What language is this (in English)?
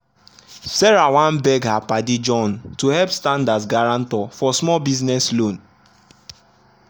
Nigerian Pidgin